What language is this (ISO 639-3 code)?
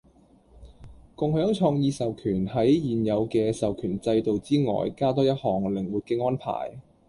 yue